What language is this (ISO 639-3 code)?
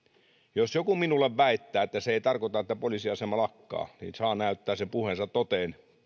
fin